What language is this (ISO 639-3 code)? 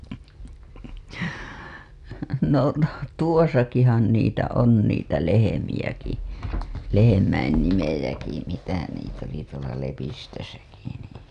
fin